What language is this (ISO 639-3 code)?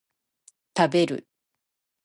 jpn